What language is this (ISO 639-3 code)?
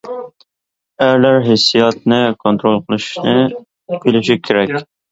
uig